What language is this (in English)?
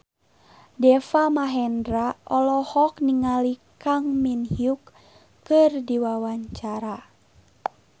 Sundanese